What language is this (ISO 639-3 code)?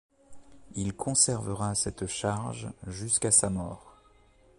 fra